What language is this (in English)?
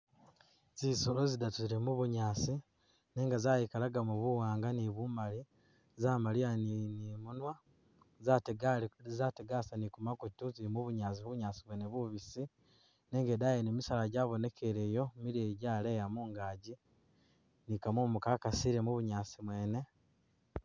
Masaaba